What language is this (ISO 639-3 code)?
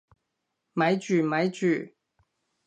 yue